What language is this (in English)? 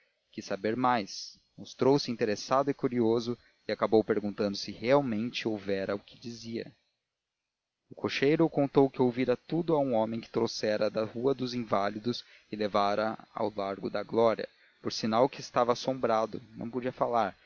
Portuguese